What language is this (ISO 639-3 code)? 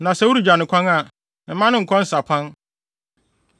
aka